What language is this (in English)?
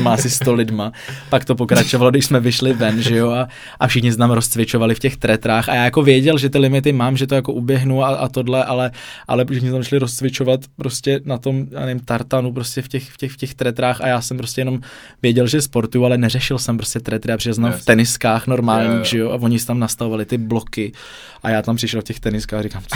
Czech